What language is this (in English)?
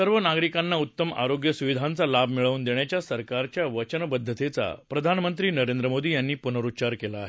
Marathi